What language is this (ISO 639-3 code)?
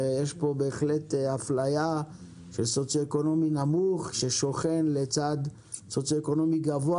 heb